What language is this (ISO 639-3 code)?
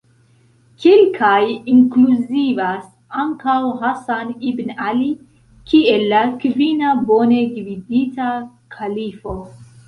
epo